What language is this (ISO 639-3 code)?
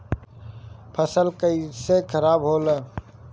bho